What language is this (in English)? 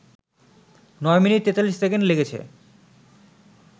Bangla